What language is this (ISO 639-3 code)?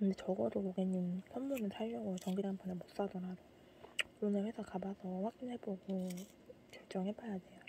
kor